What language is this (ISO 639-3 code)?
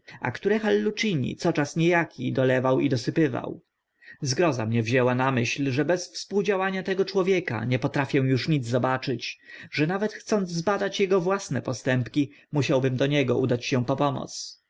pol